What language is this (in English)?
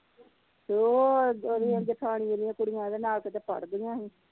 Punjabi